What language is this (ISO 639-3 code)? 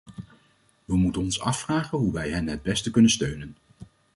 nld